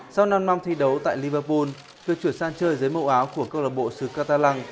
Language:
Vietnamese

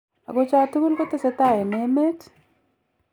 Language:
Kalenjin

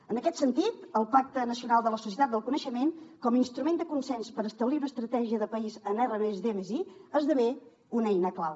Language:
Catalan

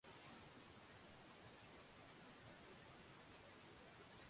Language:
Swahili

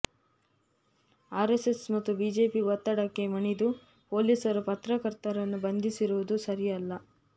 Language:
Kannada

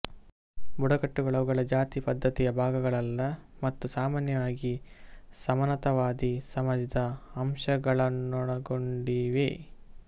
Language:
Kannada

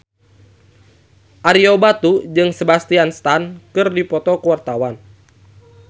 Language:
Sundanese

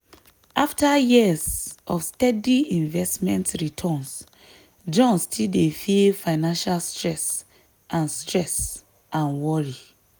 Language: Nigerian Pidgin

